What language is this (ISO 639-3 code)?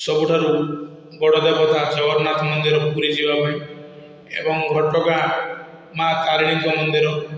ori